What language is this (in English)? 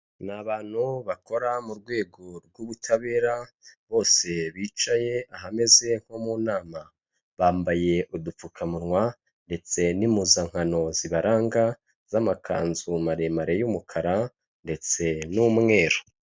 Kinyarwanda